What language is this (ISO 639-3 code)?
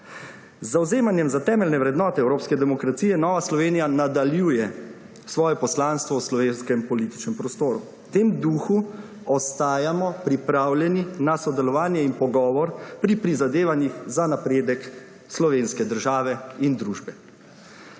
slv